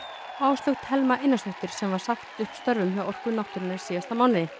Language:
Icelandic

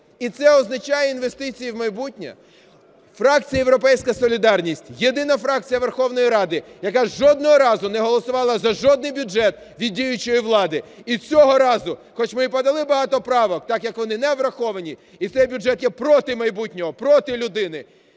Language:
Ukrainian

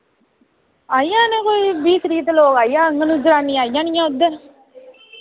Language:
Dogri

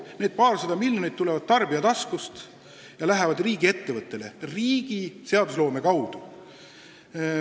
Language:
Estonian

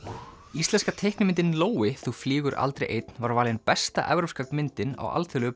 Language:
Icelandic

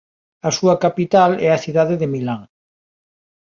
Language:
Galician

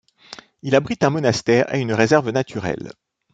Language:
French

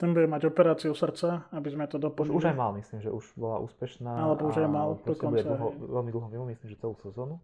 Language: Slovak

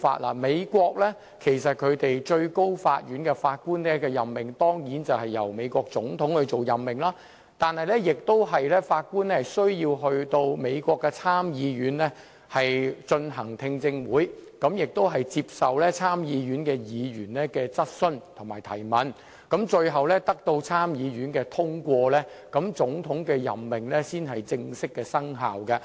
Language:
Cantonese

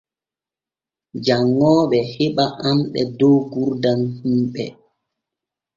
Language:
Borgu Fulfulde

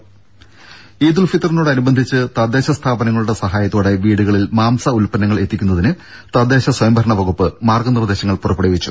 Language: Malayalam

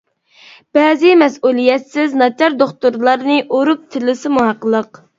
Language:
Uyghur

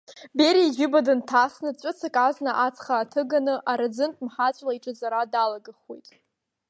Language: Abkhazian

